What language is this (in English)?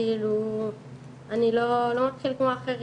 Hebrew